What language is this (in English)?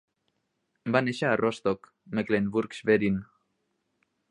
Catalan